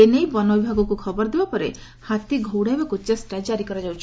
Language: Odia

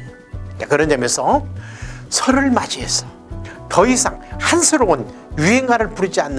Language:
Korean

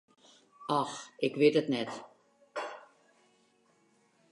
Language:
Western Frisian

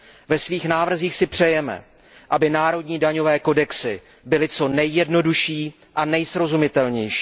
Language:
Czech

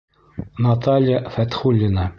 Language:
Bashkir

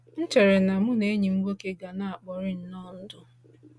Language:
Igbo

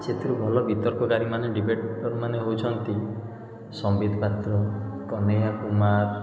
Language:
Odia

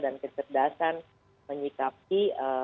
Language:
Indonesian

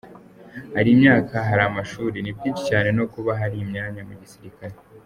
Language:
Kinyarwanda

